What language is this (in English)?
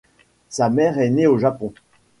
French